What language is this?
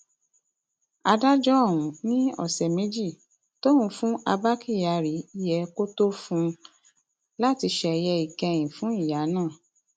Yoruba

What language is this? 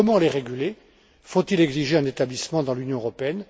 French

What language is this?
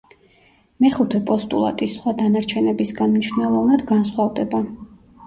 Georgian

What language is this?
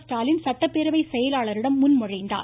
Tamil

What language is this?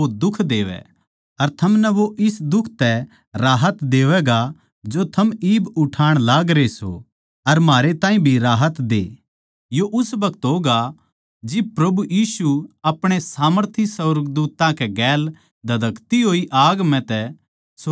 Haryanvi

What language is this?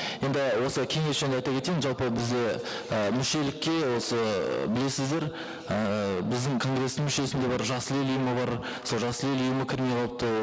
Kazakh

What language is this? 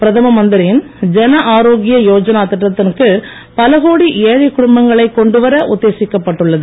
Tamil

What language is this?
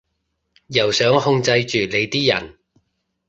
Cantonese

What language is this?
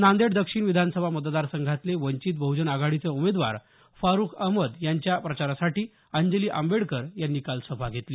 Marathi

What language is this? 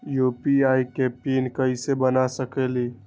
Magahi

